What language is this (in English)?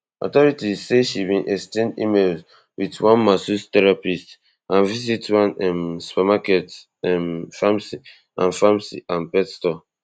Nigerian Pidgin